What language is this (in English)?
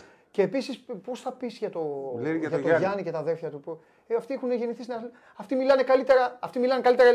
Greek